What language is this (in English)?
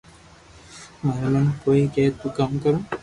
Loarki